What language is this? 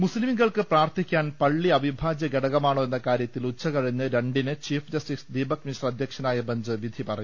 Malayalam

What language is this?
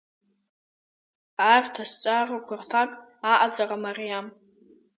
Abkhazian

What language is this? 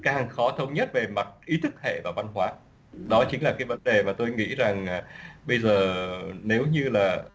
Vietnamese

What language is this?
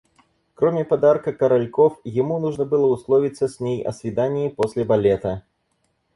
Russian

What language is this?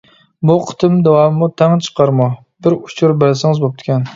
Uyghur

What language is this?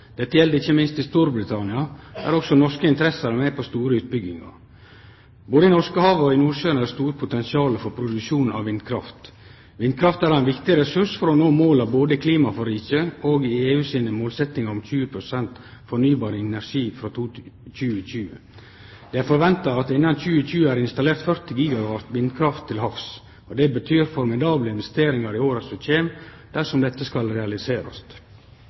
Norwegian Nynorsk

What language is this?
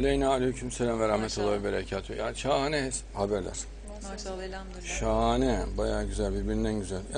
Turkish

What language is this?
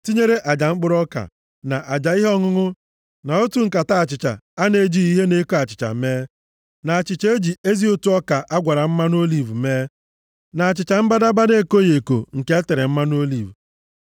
Igbo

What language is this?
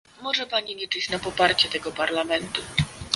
Polish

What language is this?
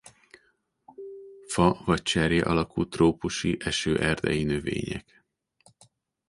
Hungarian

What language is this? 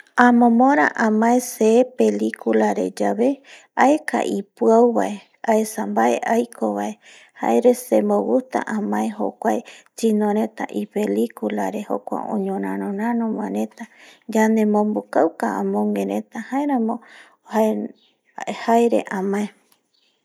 Eastern Bolivian Guaraní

